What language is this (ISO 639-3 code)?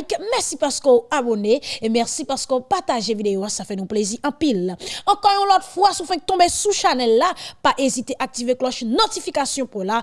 fra